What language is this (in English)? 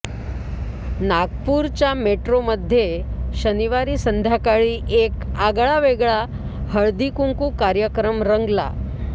Marathi